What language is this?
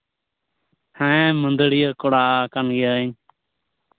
Santali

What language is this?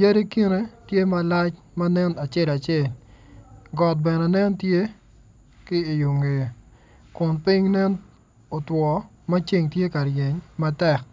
Acoli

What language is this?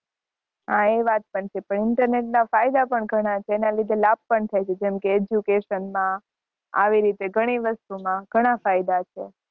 Gujarati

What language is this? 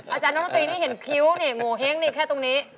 Thai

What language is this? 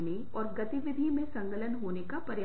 Hindi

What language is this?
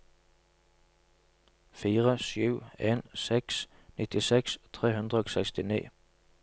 Norwegian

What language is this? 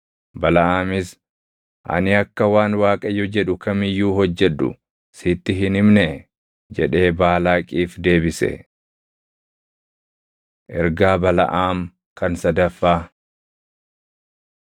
Oromo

